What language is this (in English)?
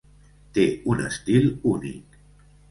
Catalan